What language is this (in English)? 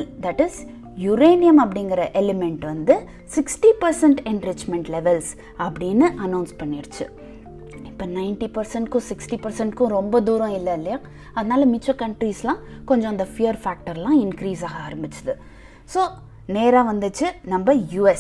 Tamil